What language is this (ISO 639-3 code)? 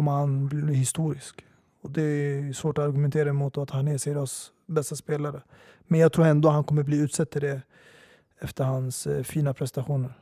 swe